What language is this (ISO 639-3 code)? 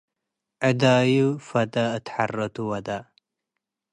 tig